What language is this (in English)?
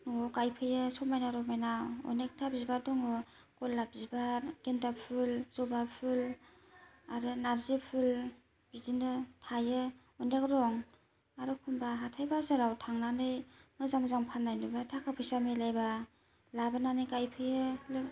Bodo